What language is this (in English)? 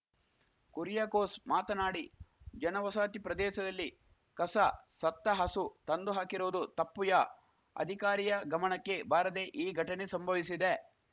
Kannada